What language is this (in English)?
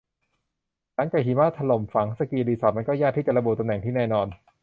Thai